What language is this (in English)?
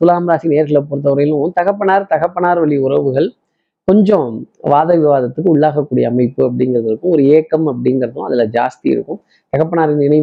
Tamil